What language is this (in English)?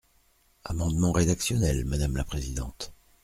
French